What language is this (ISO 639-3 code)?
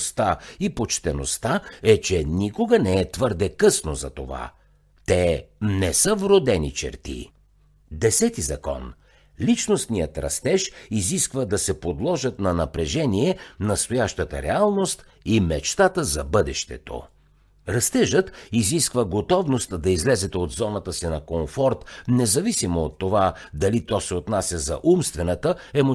bul